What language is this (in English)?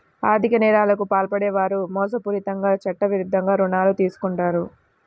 Telugu